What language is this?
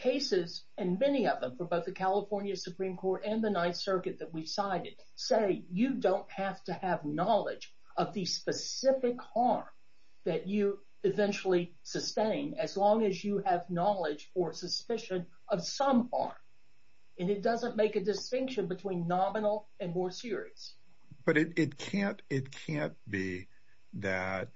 English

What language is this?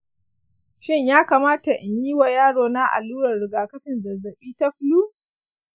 Hausa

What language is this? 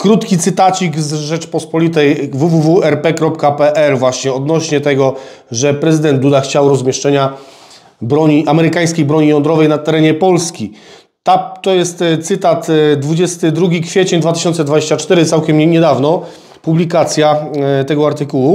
Polish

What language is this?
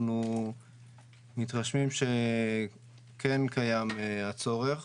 Hebrew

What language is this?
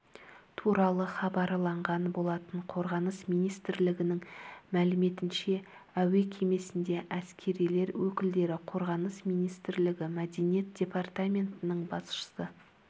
Kazakh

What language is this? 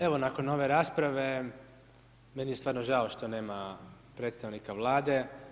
Croatian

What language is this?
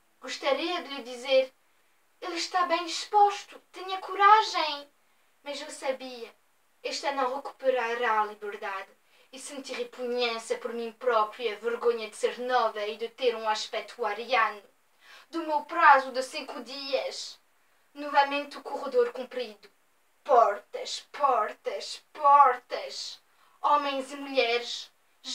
Portuguese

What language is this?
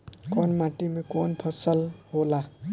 Bhojpuri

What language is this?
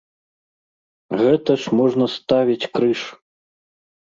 Belarusian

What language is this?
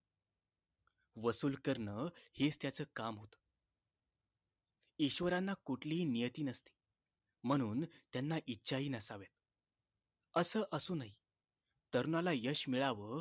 Marathi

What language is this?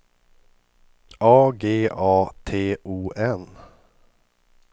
Swedish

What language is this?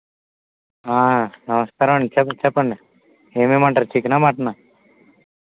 Telugu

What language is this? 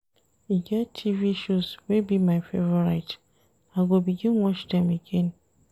Nigerian Pidgin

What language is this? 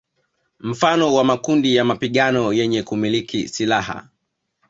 Swahili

